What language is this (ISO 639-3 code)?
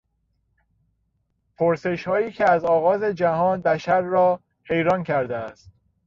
fas